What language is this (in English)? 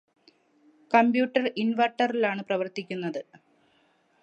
Malayalam